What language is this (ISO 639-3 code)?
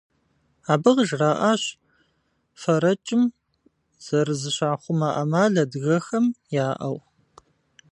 kbd